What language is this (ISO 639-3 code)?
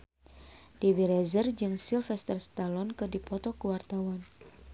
sun